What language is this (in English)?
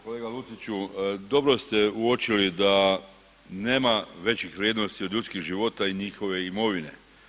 Croatian